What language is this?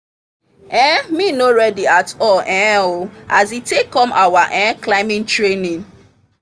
Nigerian Pidgin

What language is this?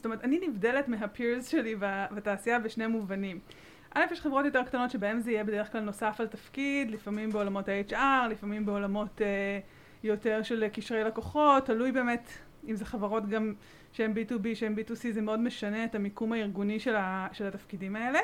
Hebrew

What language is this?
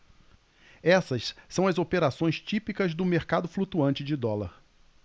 Portuguese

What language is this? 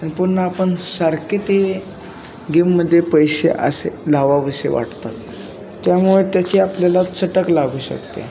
Marathi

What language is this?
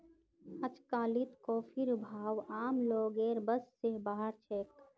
Magahi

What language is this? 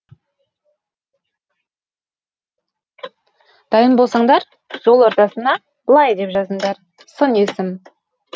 Kazakh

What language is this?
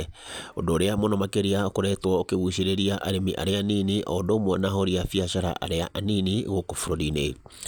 Kikuyu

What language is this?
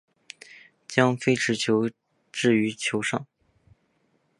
Chinese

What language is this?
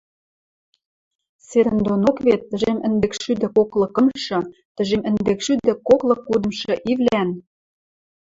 Western Mari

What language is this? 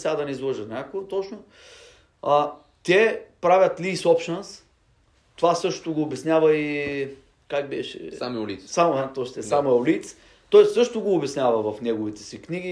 Bulgarian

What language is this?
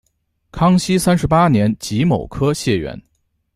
Chinese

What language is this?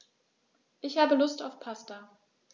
German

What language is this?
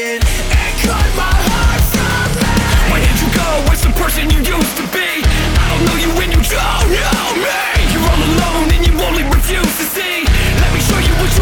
Ukrainian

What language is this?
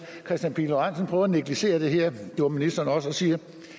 Danish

